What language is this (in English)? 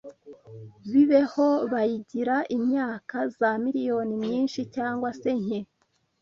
Kinyarwanda